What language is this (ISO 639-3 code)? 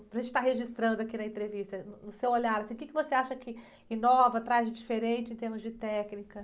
por